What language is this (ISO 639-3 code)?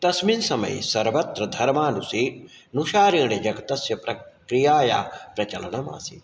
san